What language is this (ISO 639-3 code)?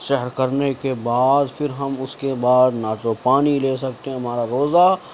urd